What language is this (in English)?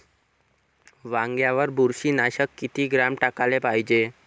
Marathi